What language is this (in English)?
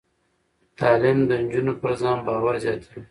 Pashto